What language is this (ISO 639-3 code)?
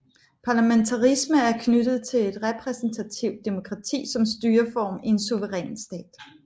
dan